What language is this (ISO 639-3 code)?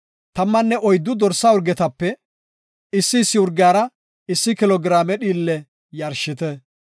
gof